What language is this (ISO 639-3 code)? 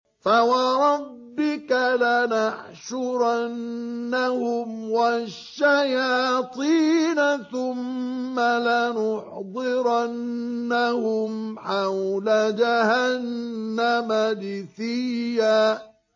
ara